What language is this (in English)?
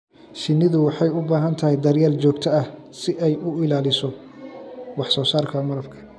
Somali